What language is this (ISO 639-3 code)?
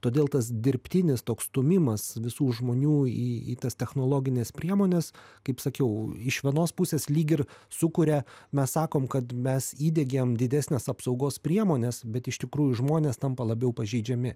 lit